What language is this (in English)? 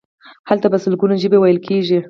Pashto